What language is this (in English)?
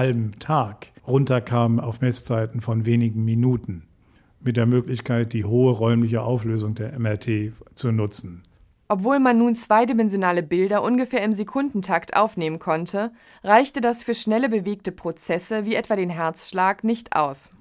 German